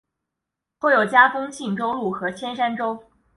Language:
Chinese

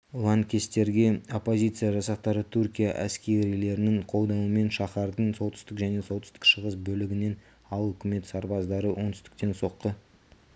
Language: Kazakh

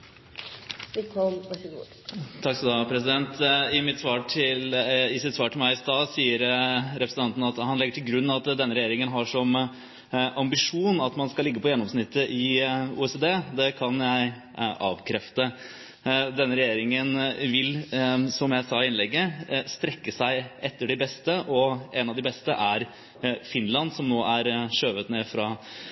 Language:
Norwegian Bokmål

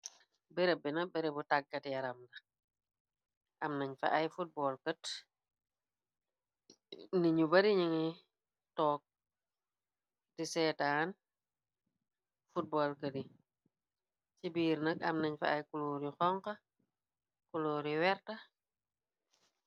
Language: Wolof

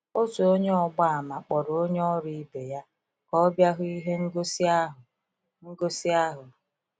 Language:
Igbo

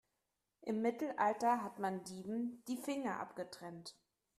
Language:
German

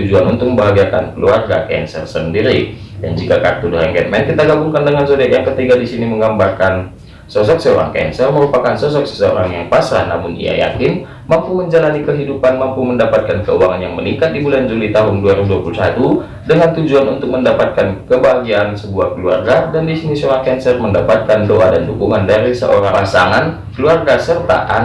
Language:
Indonesian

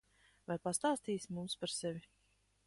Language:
Latvian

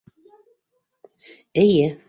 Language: Bashkir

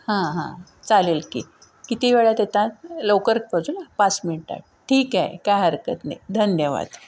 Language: Marathi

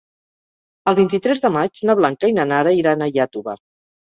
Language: Catalan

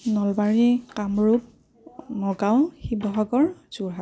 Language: Assamese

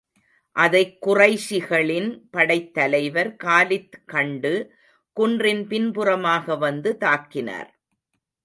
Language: Tamil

